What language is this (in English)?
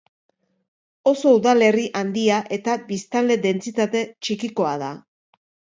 Basque